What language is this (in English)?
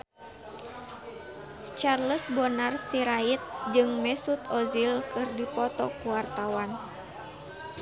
Sundanese